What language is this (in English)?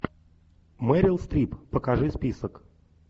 Russian